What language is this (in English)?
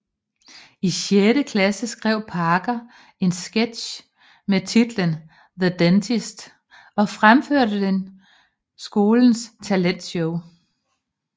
Danish